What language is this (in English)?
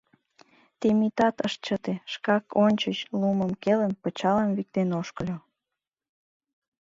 Mari